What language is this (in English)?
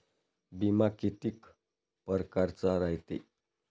Marathi